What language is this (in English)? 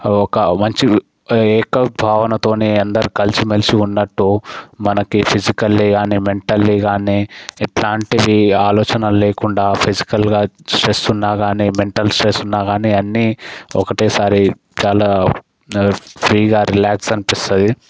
Telugu